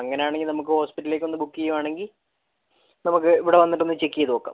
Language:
Malayalam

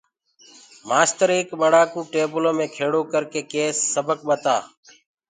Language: Gurgula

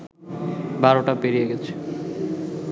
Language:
Bangla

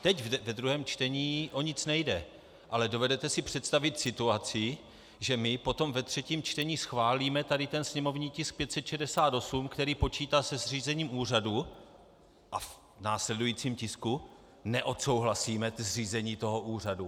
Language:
Czech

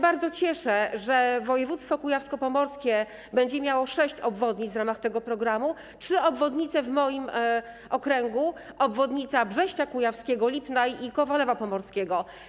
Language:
Polish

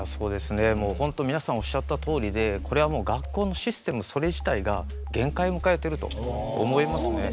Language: Japanese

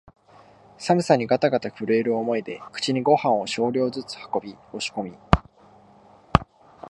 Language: Japanese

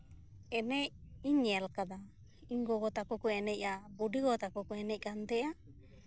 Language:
Santali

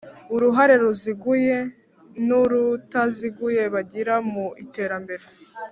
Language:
Kinyarwanda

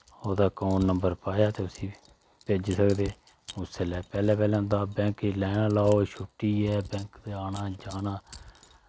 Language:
Dogri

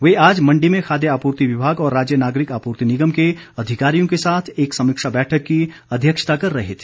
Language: Hindi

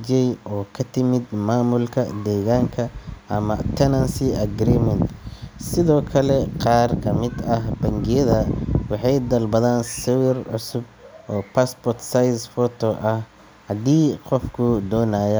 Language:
Somali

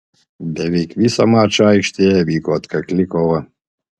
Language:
Lithuanian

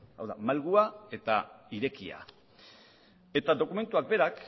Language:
Basque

